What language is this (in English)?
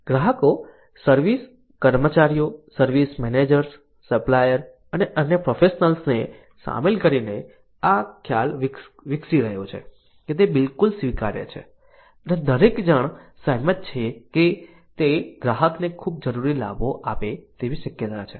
Gujarati